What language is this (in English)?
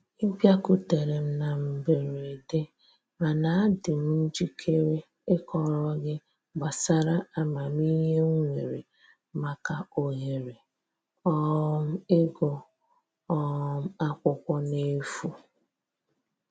Igbo